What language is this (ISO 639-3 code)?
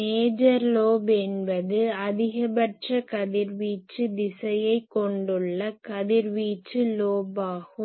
tam